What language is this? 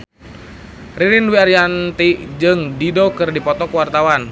Sundanese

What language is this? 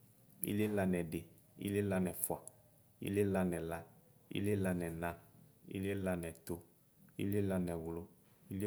Ikposo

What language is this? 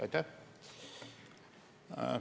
Estonian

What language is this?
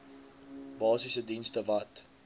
Afrikaans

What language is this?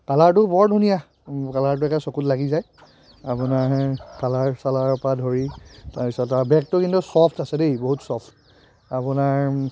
Assamese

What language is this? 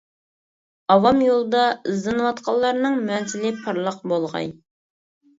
Uyghur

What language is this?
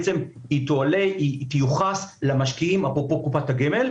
Hebrew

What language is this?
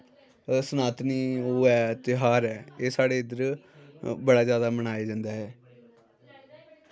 Dogri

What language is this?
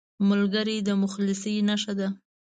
Pashto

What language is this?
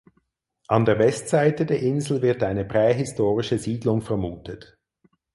German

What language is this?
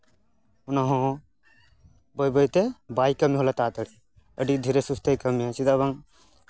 Santali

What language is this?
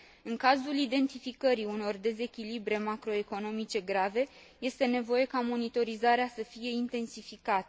Romanian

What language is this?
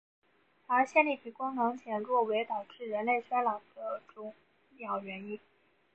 Chinese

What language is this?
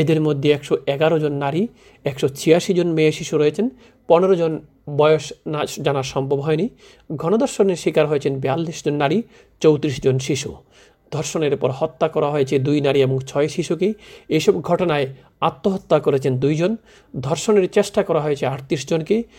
Bangla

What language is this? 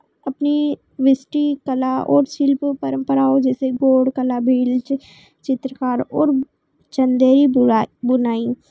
Hindi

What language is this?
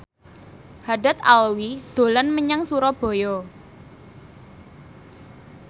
Javanese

